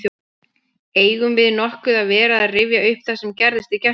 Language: Icelandic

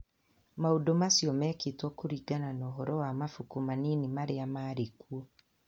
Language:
Kikuyu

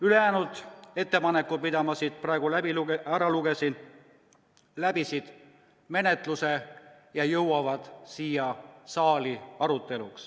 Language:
Estonian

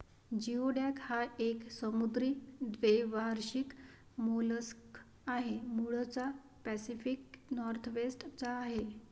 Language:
Marathi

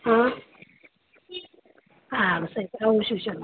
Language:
Gujarati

